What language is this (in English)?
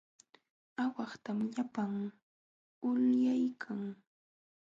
Jauja Wanca Quechua